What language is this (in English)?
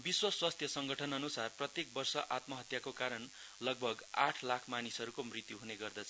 Nepali